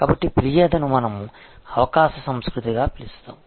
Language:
Telugu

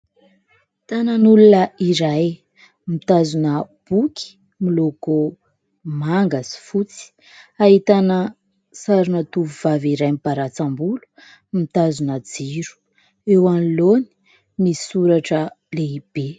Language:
Malagasy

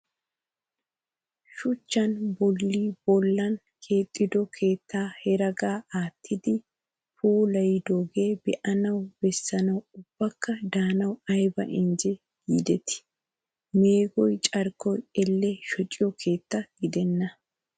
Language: Wolaytta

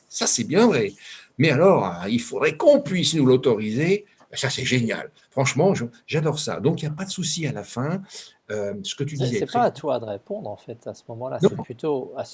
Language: French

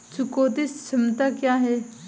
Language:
Hindi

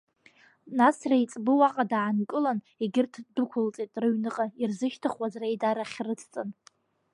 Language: Abkhazian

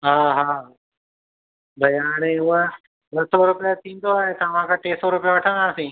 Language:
Sindhi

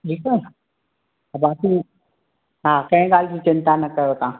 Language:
Sindhi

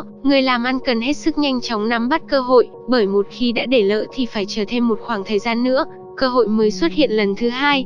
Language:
Vietnamese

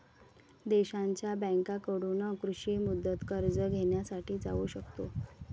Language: Marathi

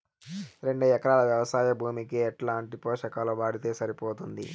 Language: Telugu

